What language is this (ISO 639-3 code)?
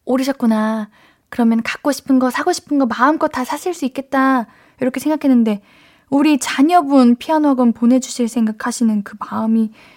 kor